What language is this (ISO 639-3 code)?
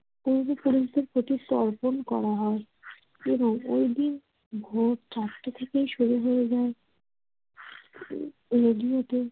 ben